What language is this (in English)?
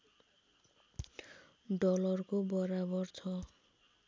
Nepali